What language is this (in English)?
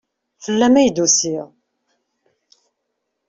Kabyle